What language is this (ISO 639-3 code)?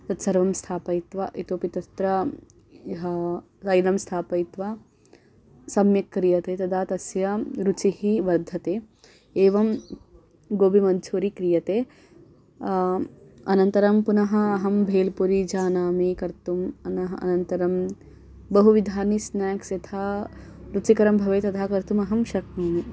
san